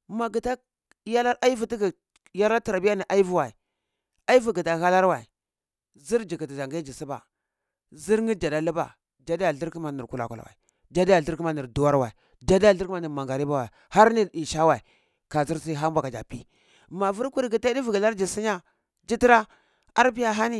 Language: Cibak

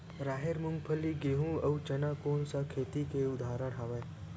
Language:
Chhattisgarhi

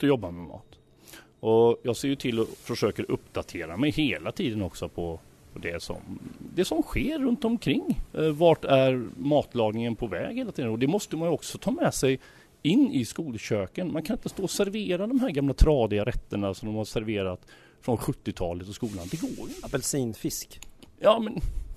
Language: Swedish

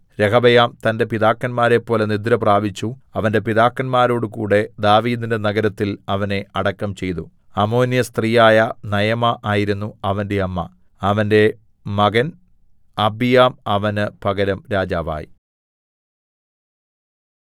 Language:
Malayalam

